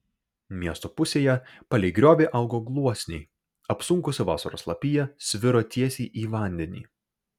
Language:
Lithuanian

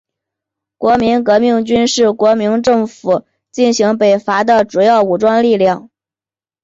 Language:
Chinese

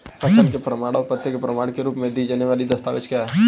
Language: Hindi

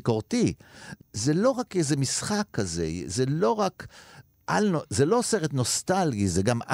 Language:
Hebrew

